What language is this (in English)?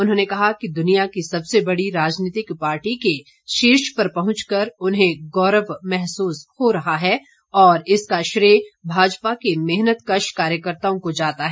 Hindi